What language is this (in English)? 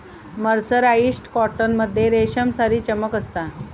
Marathi